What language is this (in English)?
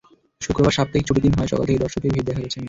Bangla